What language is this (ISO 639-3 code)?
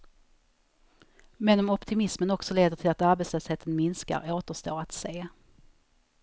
swe